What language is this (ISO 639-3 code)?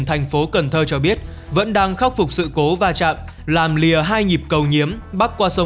vie